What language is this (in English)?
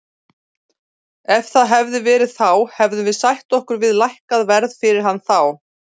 Icelandic